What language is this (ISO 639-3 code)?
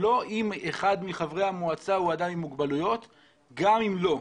heb